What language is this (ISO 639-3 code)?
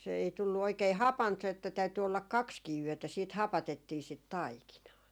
fin